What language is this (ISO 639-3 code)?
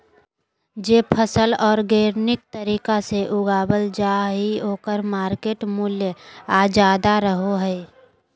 mag